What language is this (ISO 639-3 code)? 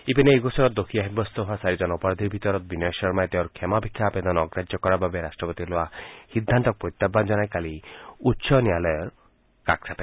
asm